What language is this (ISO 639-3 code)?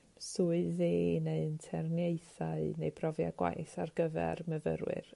cym